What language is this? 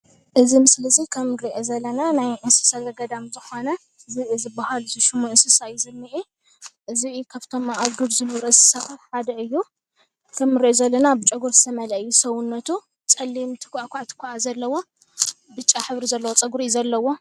Tigrinya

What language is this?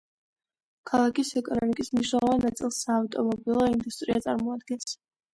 Georgian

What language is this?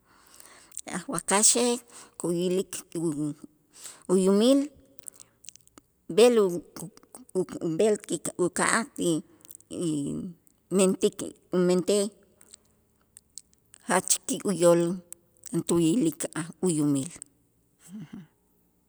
Itzá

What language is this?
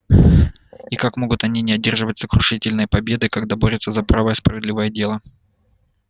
Russian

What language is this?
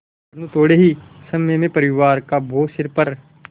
Hindi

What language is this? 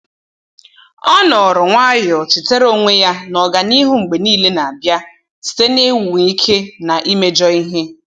Igbo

